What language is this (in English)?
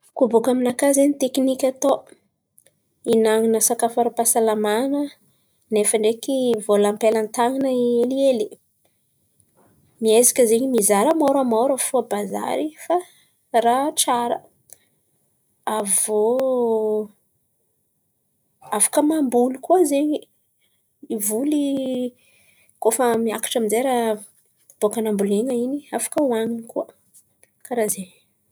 Antankarana Malagasy